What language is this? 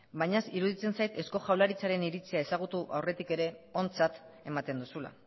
Basque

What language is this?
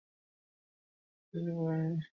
Bangla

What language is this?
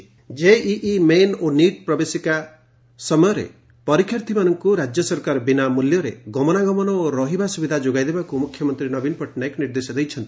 Odia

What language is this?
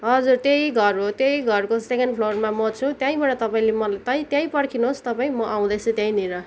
Nepali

